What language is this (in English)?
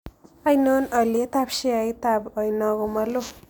Kalenjin